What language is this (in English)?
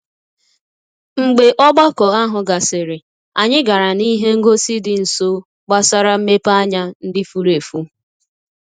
Igbo